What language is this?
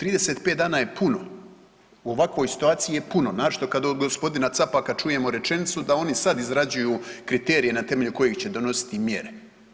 Croatian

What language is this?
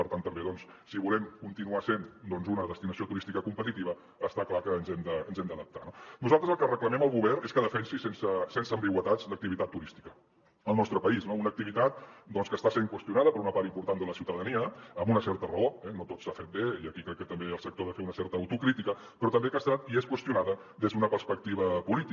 Catalan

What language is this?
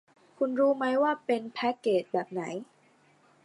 Thai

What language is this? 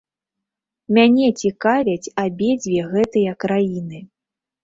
Belarusian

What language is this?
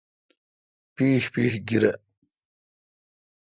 Kalkoti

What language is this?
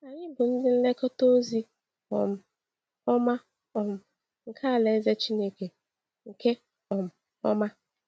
Igbo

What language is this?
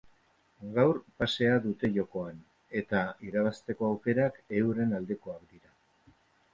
Basque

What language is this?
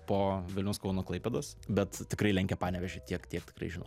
Lithuanian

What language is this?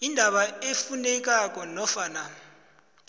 South Ndebele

